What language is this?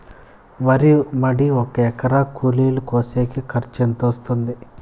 Telugu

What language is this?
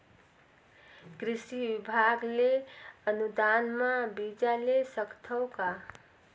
Chhattisgarhi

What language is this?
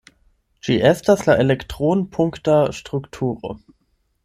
Esperanto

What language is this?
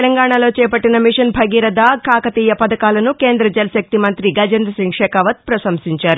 Telugu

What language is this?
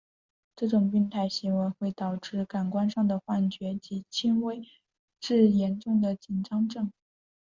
Chinese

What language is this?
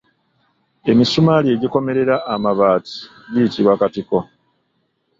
Ganda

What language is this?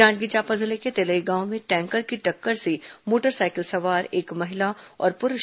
Hindi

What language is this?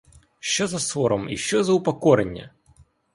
Ukrainian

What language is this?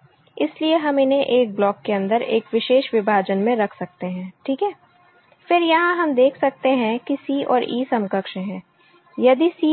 Hindi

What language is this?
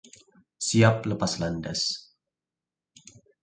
Indonesian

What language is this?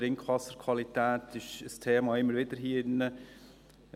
Swiss German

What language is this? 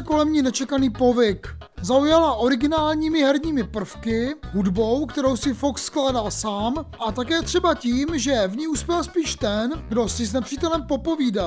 Czech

